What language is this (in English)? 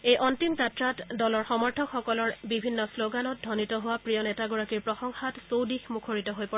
Assamese